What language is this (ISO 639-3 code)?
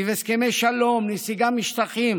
heb